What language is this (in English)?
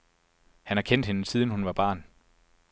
Danish